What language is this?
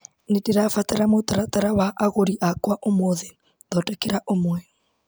Kikuyu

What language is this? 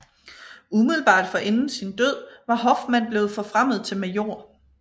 Danish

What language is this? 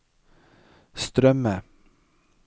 Norwegian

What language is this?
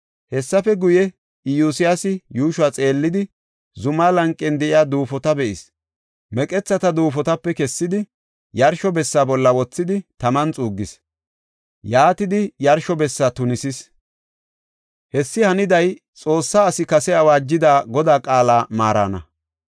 Gofa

